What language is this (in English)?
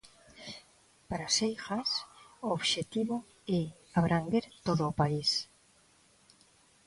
Galician